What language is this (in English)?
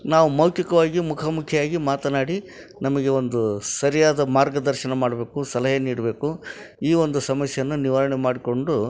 Kannada